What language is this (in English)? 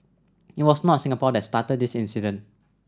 English